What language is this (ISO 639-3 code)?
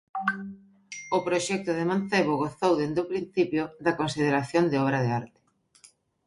glg